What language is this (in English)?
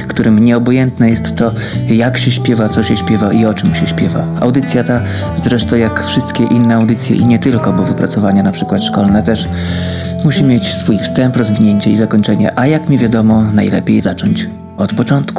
Polish